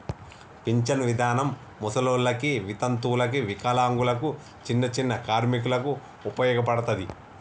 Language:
Telugu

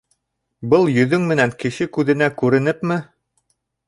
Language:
Bashkir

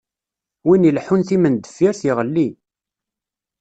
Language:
Kabyle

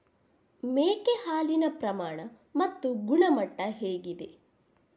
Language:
Kannada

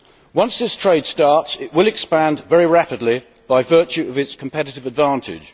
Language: English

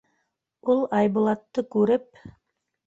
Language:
Bashkir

